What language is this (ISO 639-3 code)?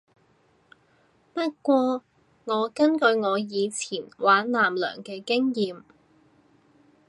yue